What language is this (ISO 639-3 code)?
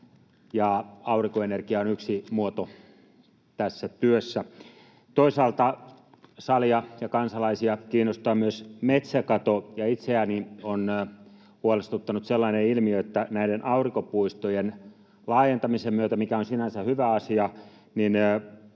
fin